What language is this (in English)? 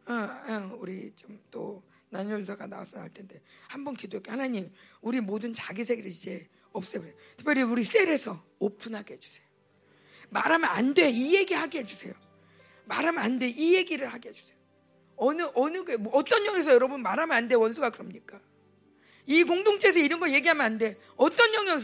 Korean